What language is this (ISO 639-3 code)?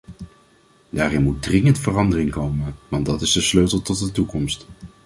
nld